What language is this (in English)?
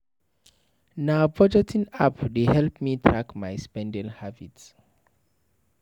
Nigerian Pidgin